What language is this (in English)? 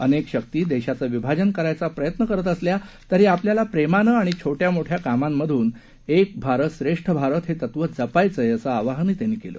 Marathi